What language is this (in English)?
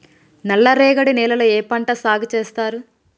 Telugu